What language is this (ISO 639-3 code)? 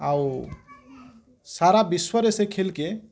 ori